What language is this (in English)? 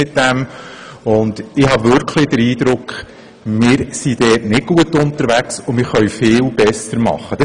Swiss German